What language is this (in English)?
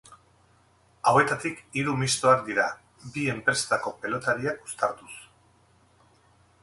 Basque